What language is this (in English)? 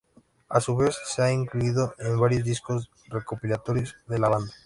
Spanish